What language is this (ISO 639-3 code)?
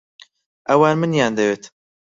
ckb